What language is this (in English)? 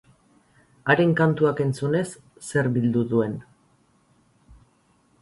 Basque